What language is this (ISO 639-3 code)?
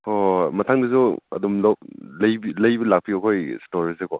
mni